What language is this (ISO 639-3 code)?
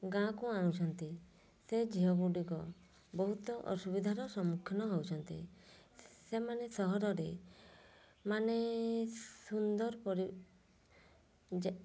ori